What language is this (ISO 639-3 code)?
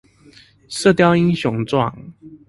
zho